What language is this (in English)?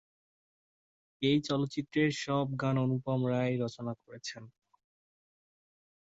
Bangla